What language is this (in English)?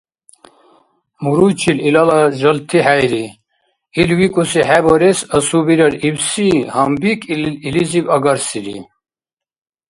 Dargwa